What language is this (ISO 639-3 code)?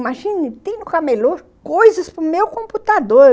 por